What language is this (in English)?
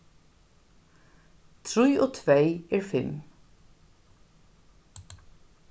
Faroese